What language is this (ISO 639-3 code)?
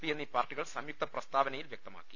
mal